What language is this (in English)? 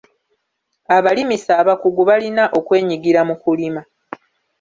Ganda